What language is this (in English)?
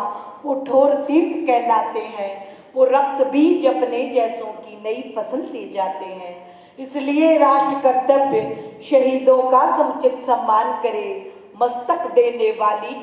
Hindi